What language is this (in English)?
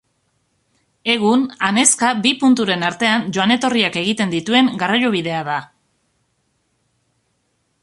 Basque